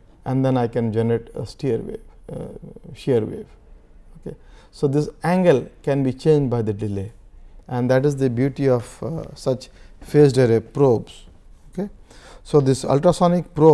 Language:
English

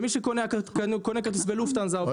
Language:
Hebrew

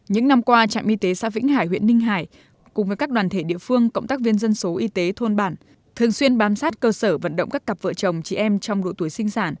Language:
Vietnamese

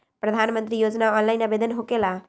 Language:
Magahi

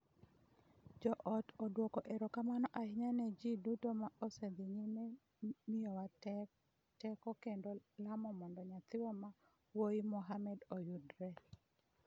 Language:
Luo (Kenya and Tanzania)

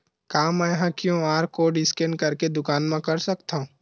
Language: Chhattisgarhi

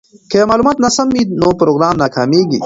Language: Pashto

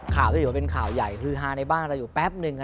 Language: Thai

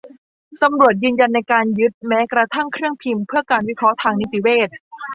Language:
Thai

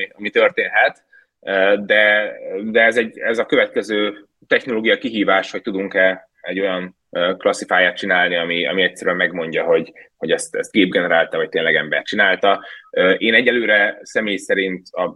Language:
Hungarian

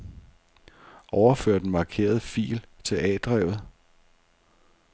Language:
Danish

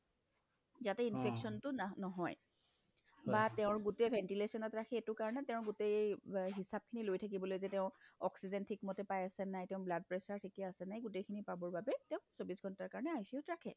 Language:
Assamese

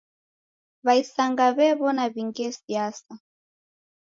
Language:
Taita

